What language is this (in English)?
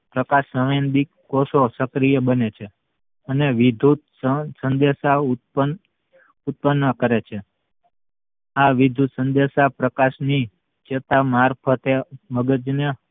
Gujarati